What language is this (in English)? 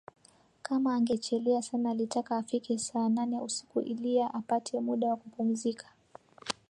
Swahili